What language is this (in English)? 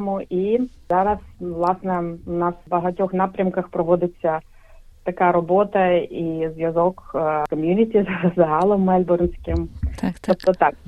Ukrainian